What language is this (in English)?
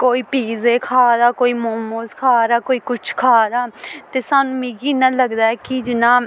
Dogri